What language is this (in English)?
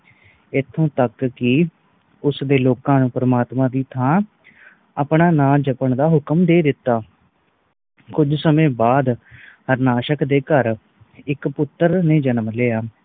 Punjabi